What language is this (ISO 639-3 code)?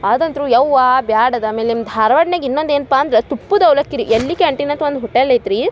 kan